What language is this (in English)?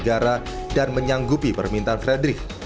Indonesian